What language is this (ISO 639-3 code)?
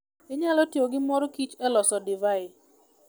luo